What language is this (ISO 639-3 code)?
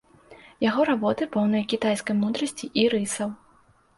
bel